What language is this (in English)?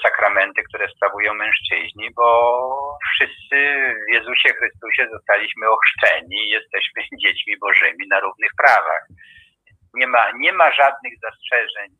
Polish